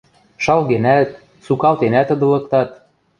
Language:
Western Mari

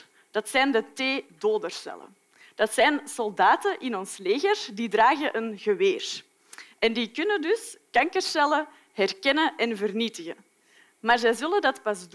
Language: Dutch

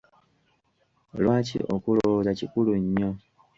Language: Ganda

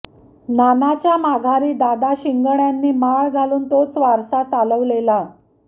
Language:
Marathi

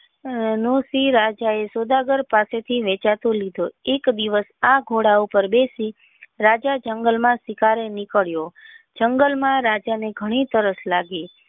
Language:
Gujarati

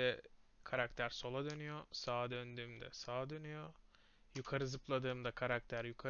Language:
Turkish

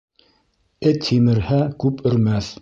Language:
Bashkir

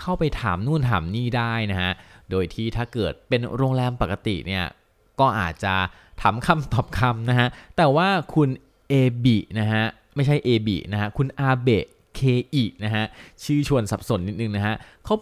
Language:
Thai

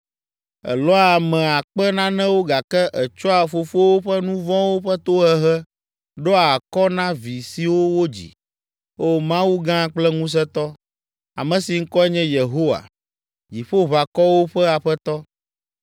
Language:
Ewe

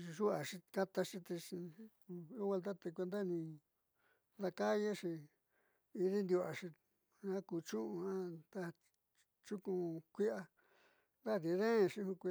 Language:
Southeastern Nochixtlán Mixtec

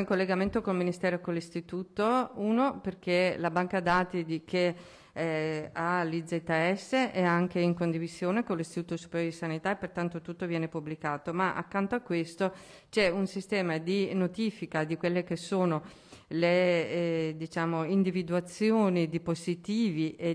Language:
Italian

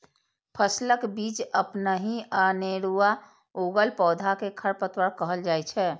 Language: Maithili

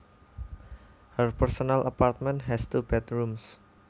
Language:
Javanese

